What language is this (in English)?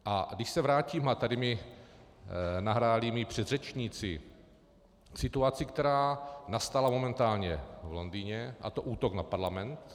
Czech